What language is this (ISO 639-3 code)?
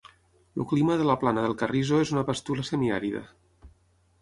cat